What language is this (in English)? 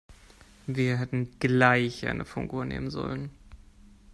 German